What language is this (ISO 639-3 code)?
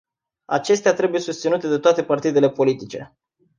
ron